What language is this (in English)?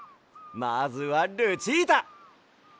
Japanese